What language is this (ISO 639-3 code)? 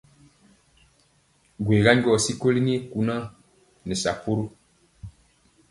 mcx